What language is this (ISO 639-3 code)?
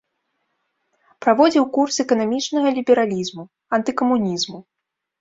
bel